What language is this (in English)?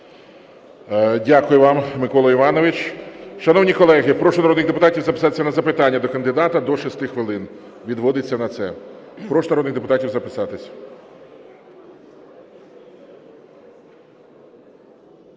Ukrainian